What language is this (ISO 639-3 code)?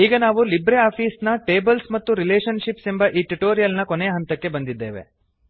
kan